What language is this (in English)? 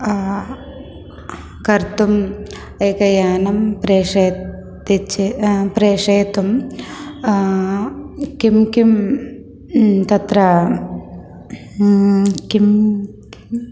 Sanskrit